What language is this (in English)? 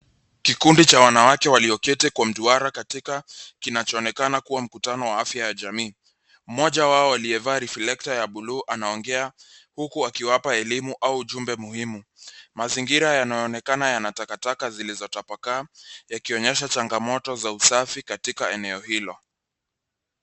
Swahili